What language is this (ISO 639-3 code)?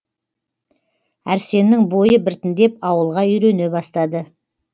kaz